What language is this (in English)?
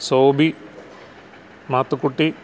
Malayalam